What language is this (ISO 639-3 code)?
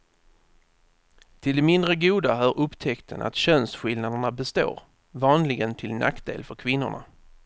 swe